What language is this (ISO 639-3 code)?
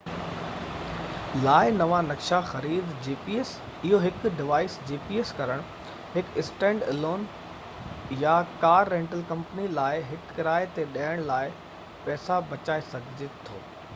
snd